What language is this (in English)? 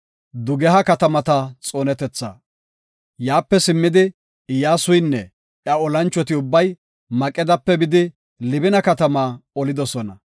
Gofa